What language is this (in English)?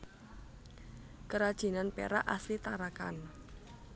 Javanese